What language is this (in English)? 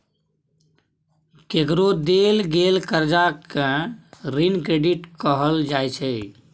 Maithili